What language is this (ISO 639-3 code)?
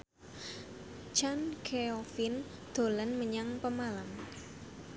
jav